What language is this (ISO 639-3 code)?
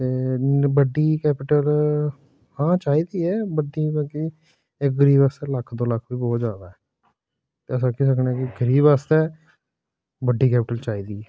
doi